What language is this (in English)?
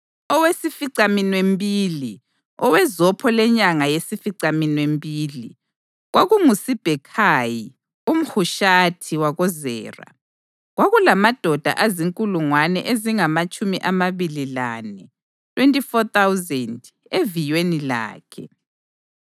North Ndebele